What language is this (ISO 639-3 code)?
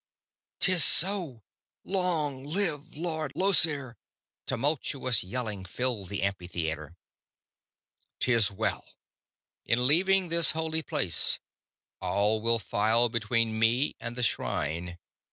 eng